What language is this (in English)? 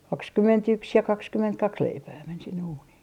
Finnish